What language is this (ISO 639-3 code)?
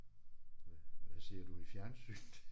dan